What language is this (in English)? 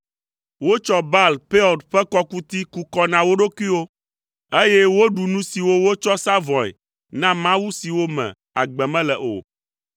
Ewe